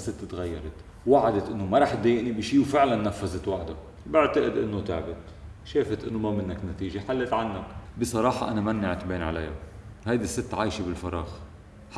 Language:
Arabic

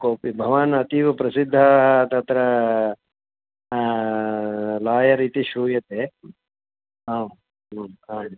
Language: Sanskrit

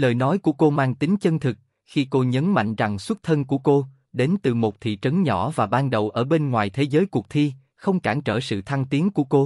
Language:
Vietnamese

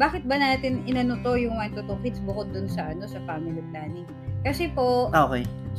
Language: Filipino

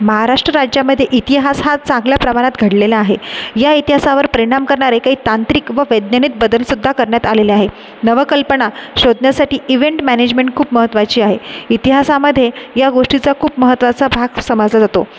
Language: Marathi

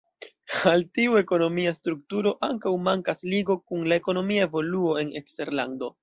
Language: Esperanto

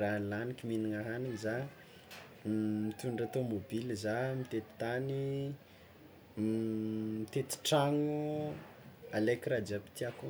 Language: Tsimihety Malagasy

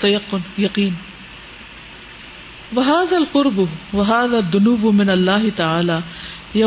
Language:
Urdu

